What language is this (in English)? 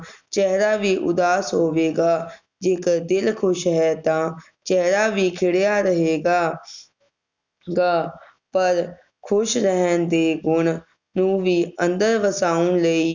Punjabi